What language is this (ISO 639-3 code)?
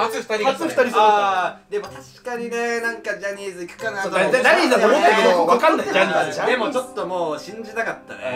jpn